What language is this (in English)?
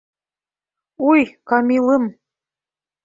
Bashkir